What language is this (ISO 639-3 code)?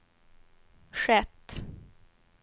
swe